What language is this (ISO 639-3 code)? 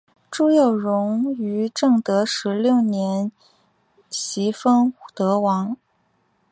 zho